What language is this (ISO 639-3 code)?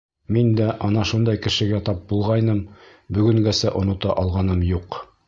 bak